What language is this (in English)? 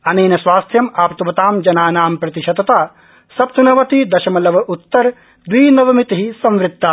Sanskrit